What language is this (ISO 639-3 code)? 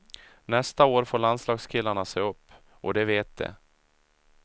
swe